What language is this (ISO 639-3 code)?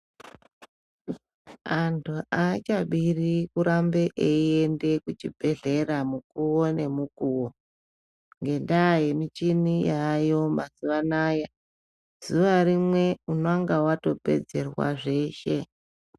ndc